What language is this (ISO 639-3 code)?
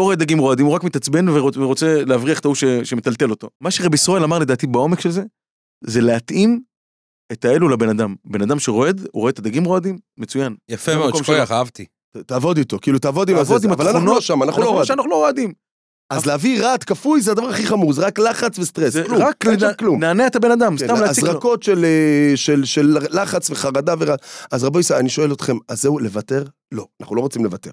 heb